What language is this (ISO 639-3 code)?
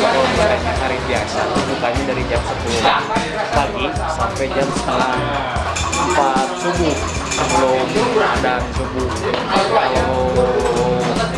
ind